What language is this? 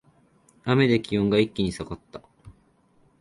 Japanese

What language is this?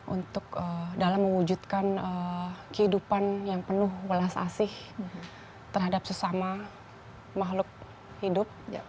Indonesian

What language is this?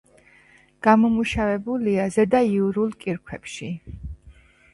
Georgian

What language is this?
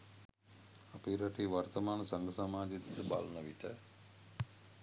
Sinhala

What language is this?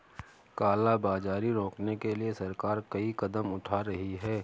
Hindi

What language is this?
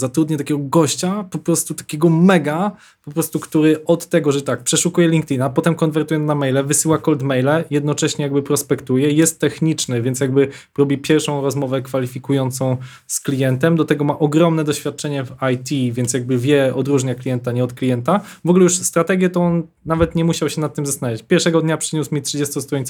Polish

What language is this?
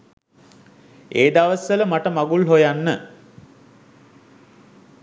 Sinhala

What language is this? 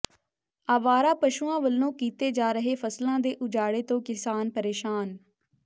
Punjabi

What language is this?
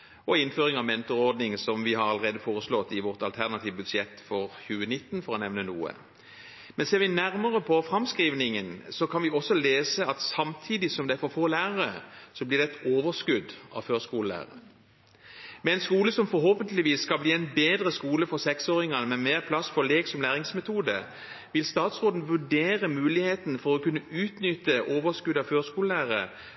Norwegian Bokmål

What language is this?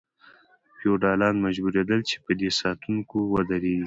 Pashto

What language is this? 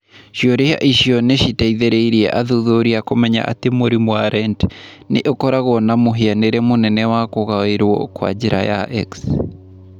Kikuyu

